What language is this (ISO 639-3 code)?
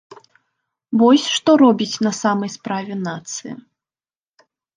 bel